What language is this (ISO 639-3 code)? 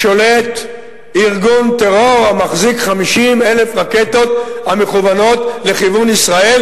heb